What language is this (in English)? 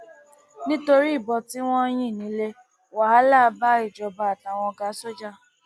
Yoruba